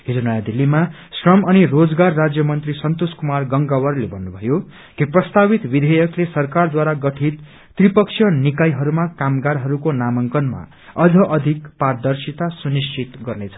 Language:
Nepali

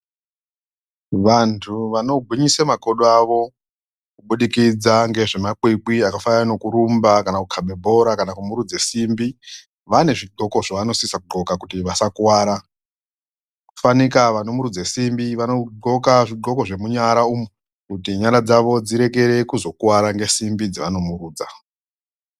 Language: Ndau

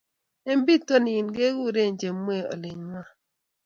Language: Kalenjin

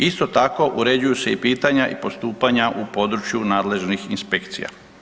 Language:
Croatian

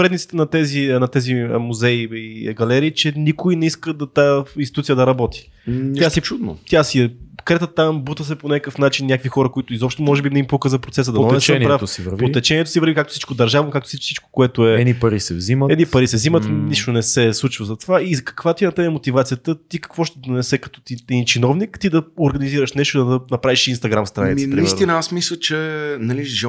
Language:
Bulgarian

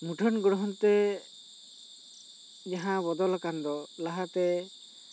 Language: Santali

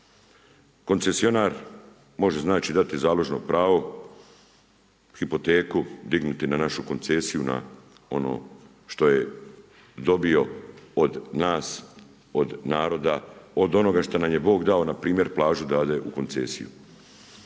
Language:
Croatian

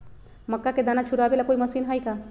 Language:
Magahi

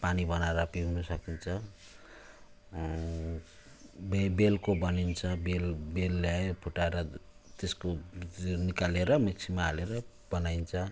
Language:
Nepali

